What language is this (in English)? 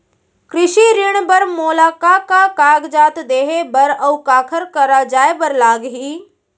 Chhattisgarhi